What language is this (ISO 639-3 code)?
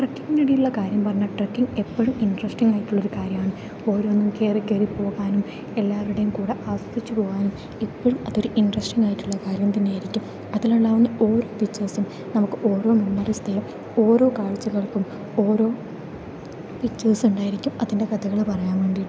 mal